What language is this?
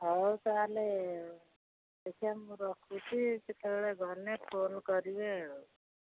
Odia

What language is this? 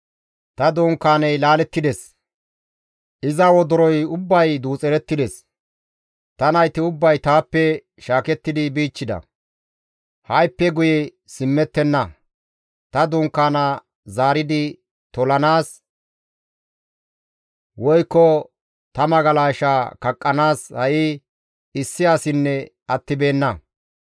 Gamo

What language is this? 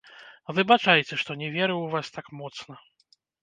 Belarusian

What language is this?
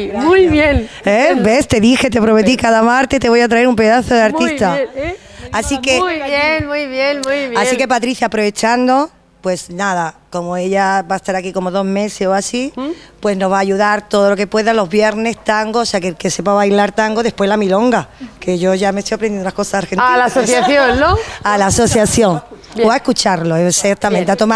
Spanish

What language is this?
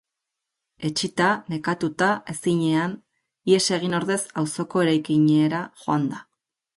Basque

